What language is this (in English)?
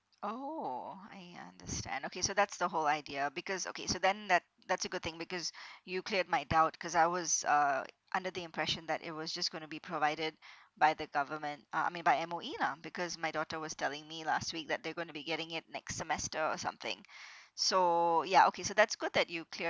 English